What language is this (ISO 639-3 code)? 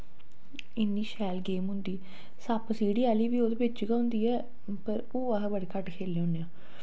doi